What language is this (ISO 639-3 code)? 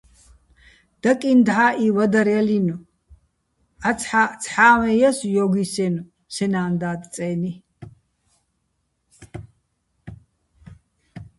bbl